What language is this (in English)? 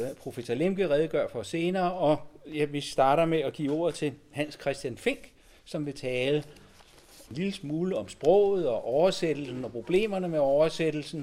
Danish